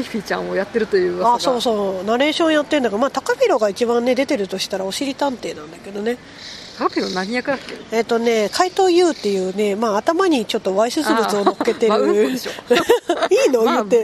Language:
Japanese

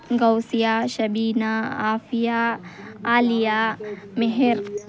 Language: Kannada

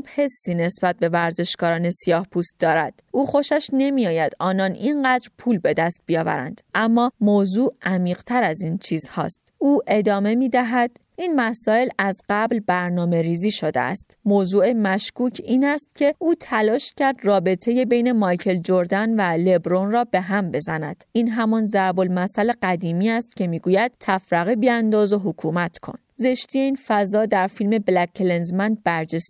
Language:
Persian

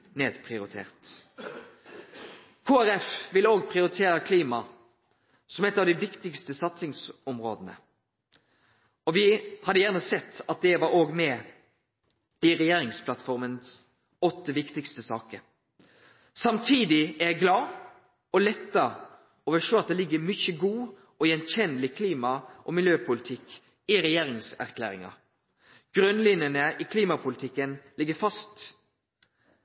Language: Norwegian Nynorsk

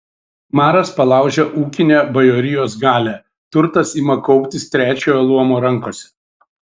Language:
Lithuanian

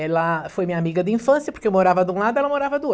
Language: Portuguese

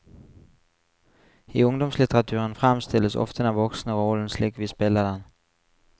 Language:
Norwegian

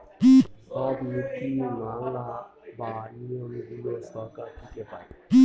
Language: Bangla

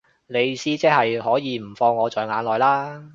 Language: Cantonese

